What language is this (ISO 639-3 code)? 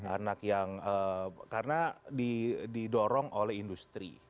ind